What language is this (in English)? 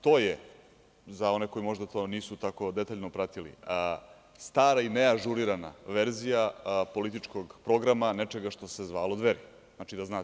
Serbian